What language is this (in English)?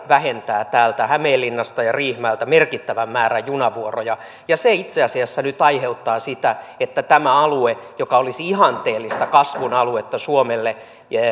Finnish